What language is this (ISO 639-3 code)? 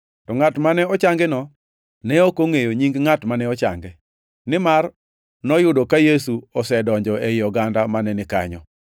luo